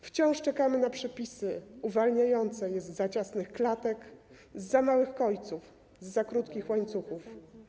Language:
Polish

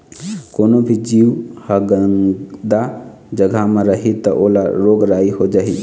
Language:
Chhattisgarhi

